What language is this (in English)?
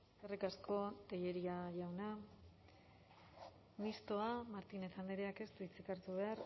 Basque